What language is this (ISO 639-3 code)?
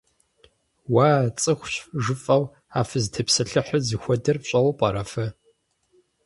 kbd